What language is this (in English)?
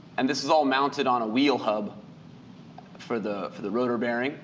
English